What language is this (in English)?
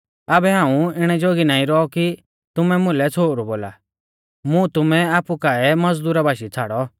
Mahasu Pahari